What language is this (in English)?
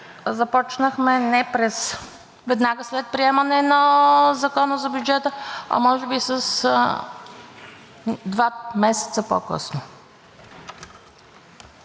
Bulgarian